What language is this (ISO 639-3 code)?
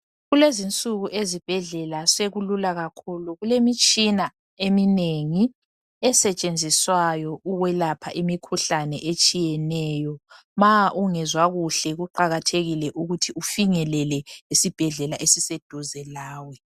nde